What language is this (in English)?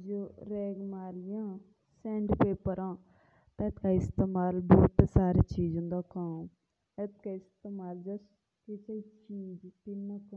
Jaunsari